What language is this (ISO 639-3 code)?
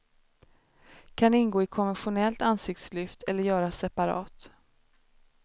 swe